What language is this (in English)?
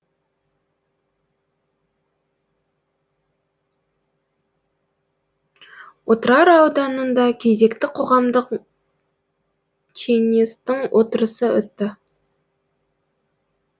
Kazakh